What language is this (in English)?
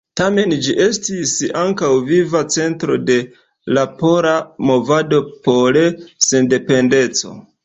Esperanto